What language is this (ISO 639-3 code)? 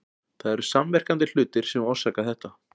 isl